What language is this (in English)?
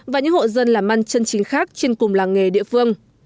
Vietnamese